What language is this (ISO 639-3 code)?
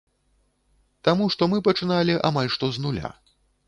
bel